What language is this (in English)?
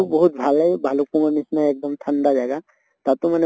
Assamese